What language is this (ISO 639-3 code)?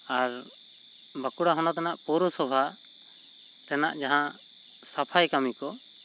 sat